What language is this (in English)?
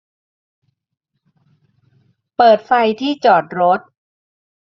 Thai